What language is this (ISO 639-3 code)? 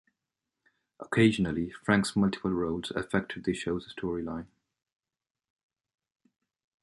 eng